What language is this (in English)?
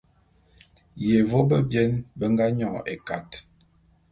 Bulu